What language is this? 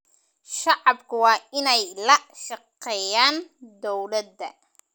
Somali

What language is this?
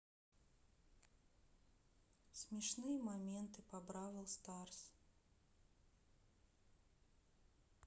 Russian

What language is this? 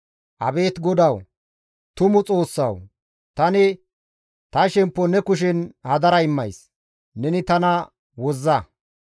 Gamo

